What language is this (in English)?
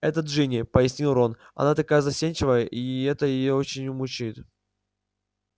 Russian